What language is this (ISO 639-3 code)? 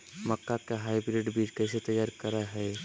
mag